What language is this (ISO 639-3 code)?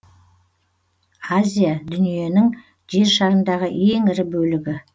kaz